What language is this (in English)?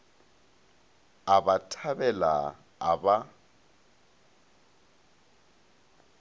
Northern Sotho